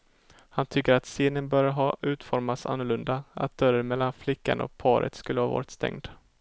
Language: Swedish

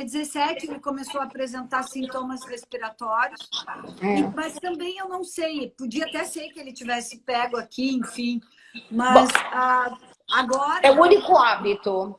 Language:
Portuguese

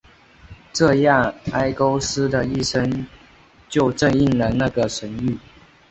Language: Chinese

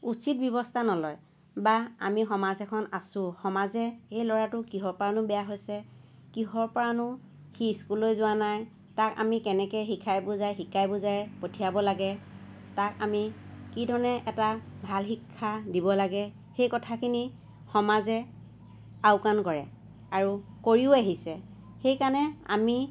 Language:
Assamese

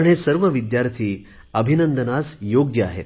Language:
Marathi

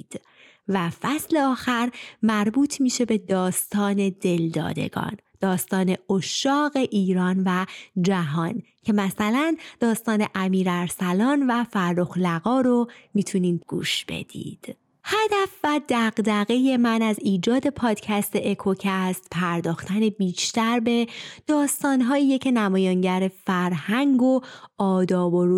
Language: Persian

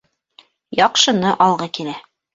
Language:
Bashkir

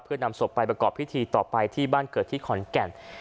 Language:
Thai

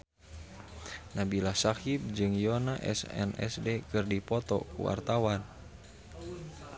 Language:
Sundanese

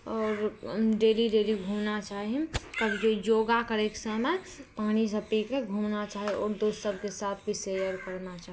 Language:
Maithili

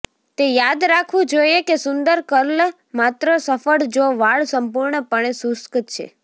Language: Gujarati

